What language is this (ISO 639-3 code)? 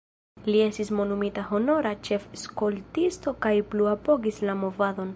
epo